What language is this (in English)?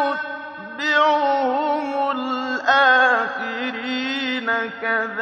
Arabic